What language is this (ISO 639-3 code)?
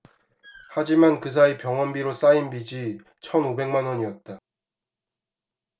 kor